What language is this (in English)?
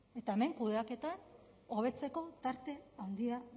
Basque